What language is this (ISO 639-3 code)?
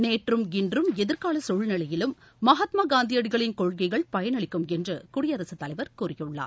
tam